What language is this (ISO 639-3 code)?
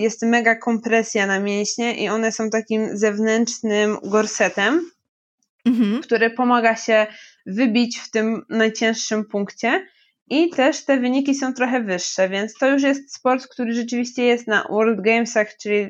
pol